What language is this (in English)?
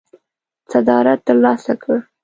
Pashto